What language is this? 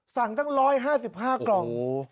Thai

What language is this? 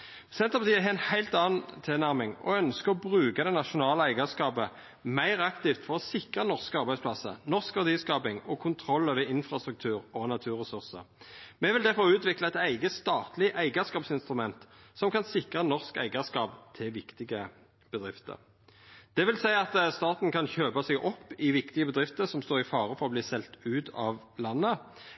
Norwegian Nynorsk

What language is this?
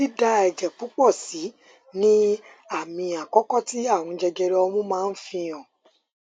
Yoruba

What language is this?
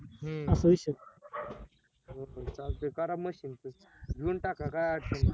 Marathi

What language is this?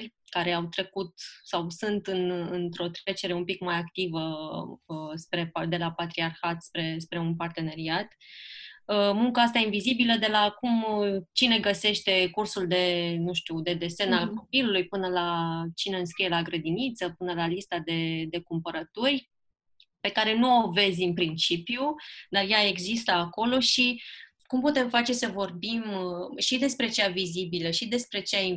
Romanian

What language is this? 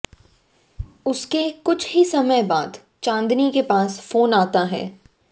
Hindi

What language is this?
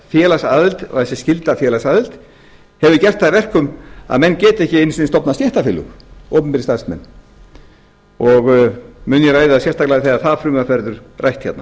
Icelandic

